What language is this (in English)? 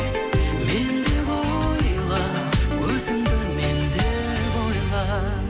Kazakh